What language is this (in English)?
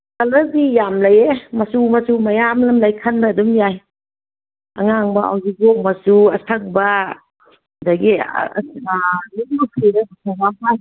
Manipuri